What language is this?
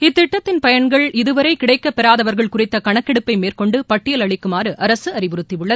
Tamil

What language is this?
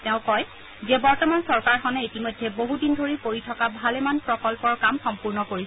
Assamese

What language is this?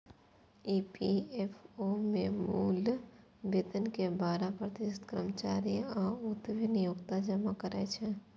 Maithili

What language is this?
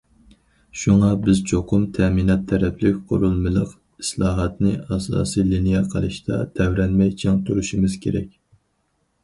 Uyghur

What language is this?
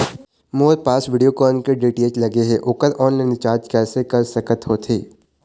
Chhattisgarhi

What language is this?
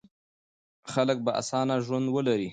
Pashto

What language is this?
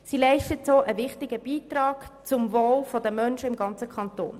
Swiss German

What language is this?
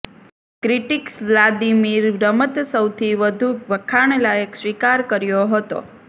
Gujarati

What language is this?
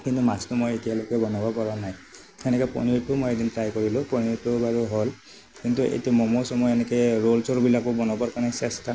Assamese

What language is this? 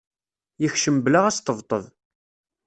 Kabyle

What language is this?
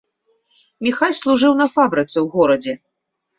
Belarusian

